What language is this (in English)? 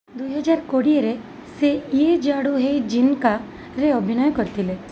Odia